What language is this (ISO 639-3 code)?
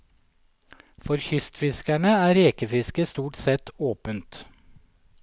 nor